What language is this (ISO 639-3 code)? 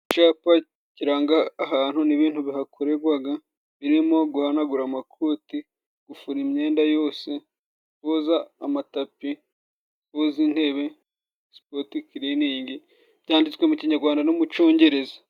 kin